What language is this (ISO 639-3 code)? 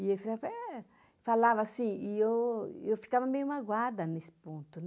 por